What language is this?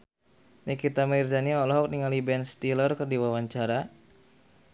Sundanese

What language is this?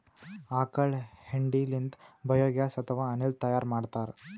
Kannada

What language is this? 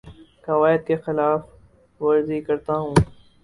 Urdu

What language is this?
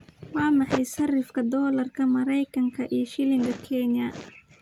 Somali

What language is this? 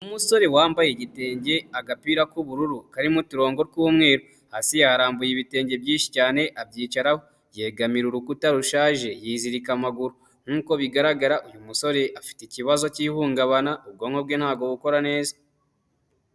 Kinyarwanda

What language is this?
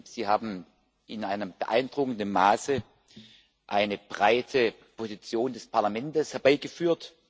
German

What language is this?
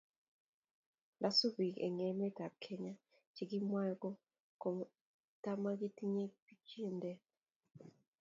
Kalenjin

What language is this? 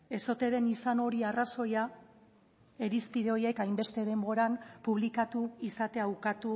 Basque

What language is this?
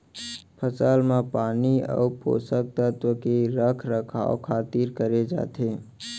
Chhattisgarhi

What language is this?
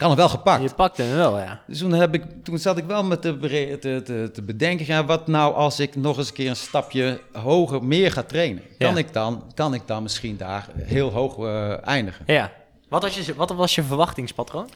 Dutch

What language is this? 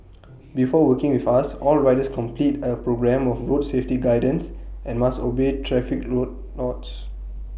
English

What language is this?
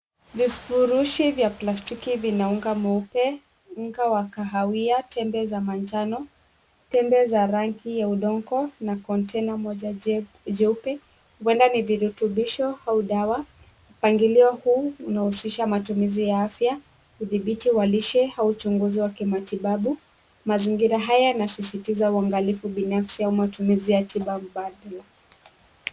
Swahili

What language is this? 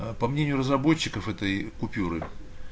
Russian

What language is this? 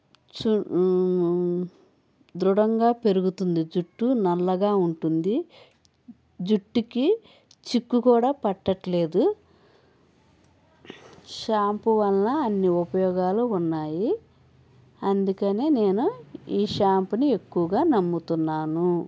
Telugu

